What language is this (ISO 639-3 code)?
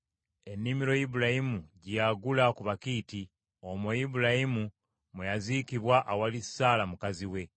lug